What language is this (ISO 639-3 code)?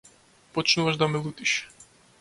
mkd